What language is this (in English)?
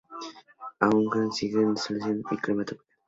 Spanish